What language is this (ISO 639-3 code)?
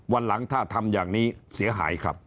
tha